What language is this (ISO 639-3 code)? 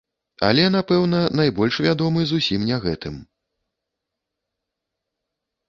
bel